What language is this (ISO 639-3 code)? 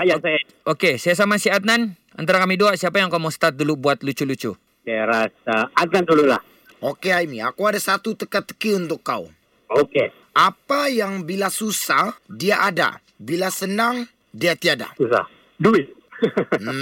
msa